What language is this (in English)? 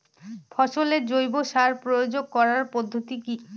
Bangla